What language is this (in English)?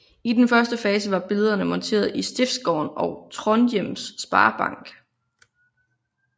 Danish